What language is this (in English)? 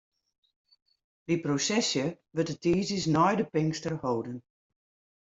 Western Frisian